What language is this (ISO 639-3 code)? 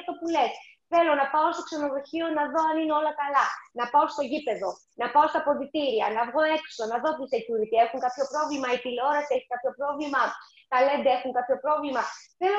ell